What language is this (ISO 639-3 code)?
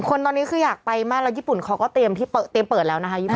tha